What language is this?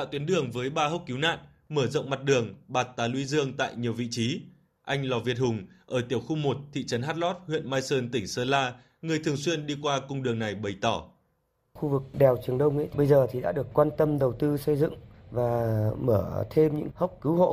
Vietnamese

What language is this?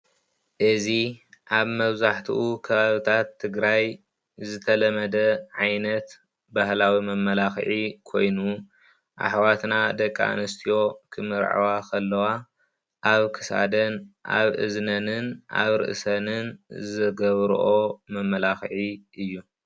Tigrinya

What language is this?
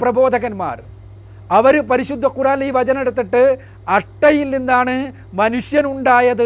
Malayalam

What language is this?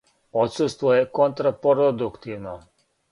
Serbian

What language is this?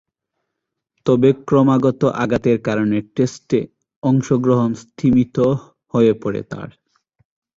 Bangla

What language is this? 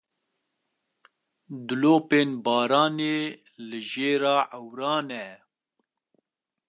Kurdish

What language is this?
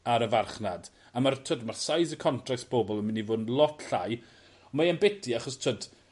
Welsh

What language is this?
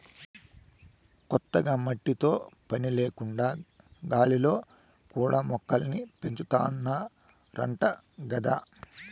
Telugu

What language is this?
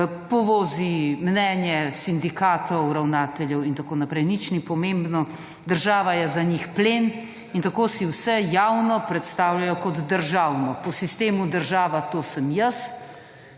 Slovenian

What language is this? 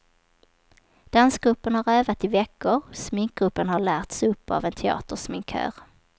Swedish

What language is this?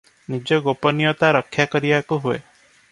Odia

